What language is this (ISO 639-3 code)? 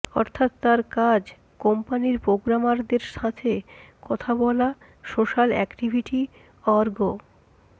ben